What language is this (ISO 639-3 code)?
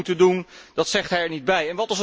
nld